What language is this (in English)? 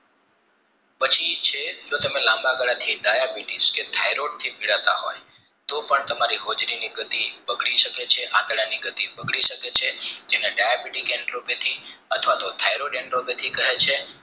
Gujarati